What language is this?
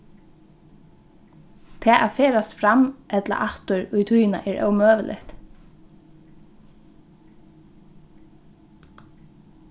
Faroese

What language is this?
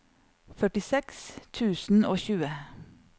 Norwegian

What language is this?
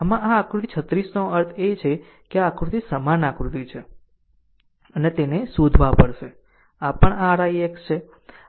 Gujarati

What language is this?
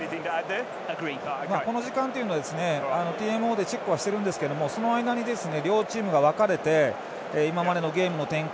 Japanese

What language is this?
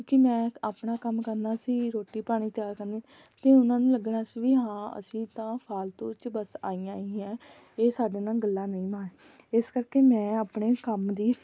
Punjabi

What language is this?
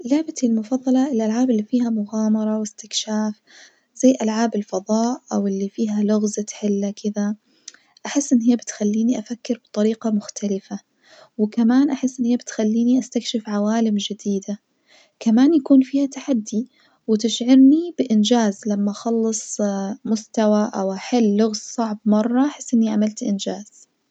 Najdi Arabic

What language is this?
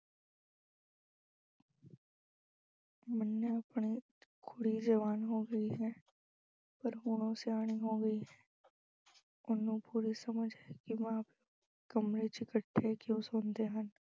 Punjabi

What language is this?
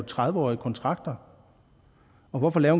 Danish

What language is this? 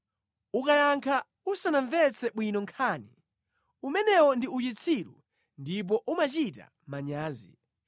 Nyanja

